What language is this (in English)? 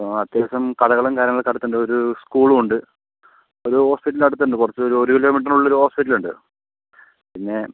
Malayalam